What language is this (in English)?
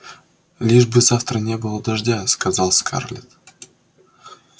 Russian